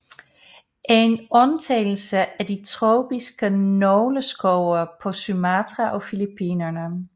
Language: Danish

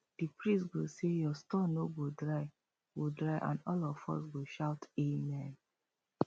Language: Nigerian Pidgin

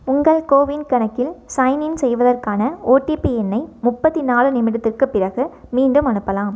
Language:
Tamil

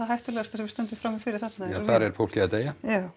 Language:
Icelandic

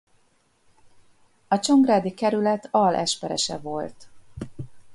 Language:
Hungarian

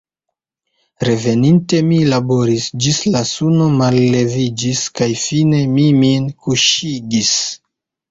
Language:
Esperanto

